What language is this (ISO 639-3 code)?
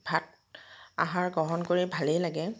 asm